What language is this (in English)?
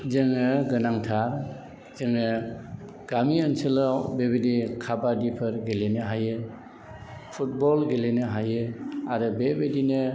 Bodo